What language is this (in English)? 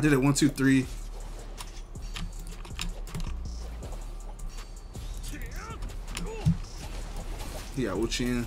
English